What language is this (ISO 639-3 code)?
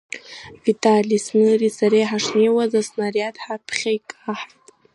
abk